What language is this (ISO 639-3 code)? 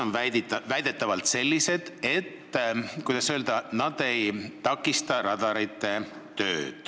est